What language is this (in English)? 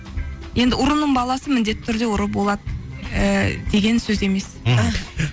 Kazakh